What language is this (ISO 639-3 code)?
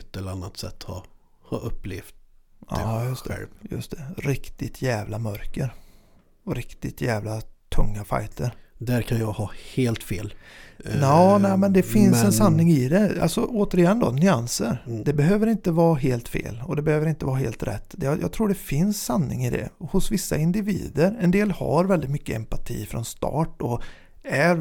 swe